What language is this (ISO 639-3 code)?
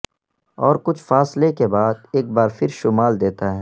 urd